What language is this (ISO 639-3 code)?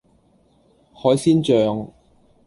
yue